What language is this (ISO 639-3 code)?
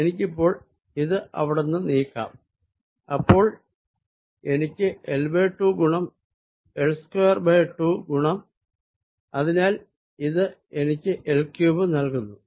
mal